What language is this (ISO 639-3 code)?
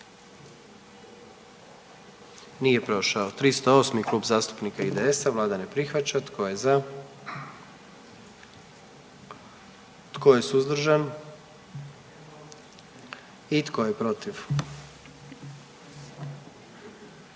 hrv